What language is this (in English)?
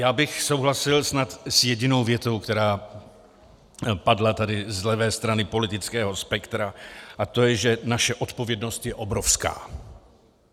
Czech